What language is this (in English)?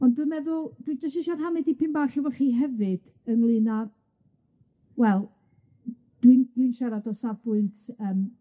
Welsh